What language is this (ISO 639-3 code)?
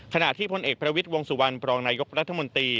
tha